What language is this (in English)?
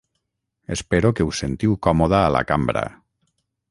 Catalan